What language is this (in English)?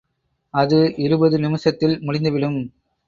Tamil